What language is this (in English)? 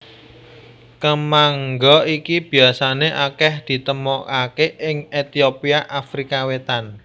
Javanese